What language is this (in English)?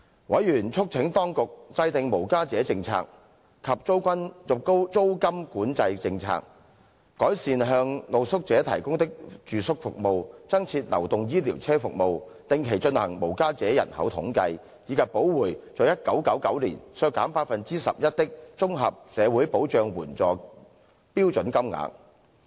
Cantonese